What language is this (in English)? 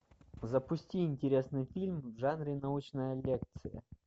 Russian